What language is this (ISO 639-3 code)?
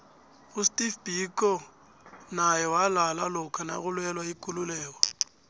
nbl